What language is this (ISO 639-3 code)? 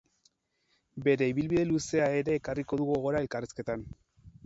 eus